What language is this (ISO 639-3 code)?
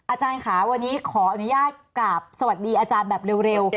tha